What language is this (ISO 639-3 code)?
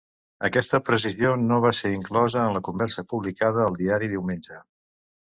cat